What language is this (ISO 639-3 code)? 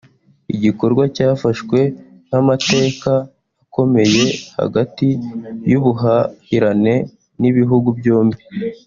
kin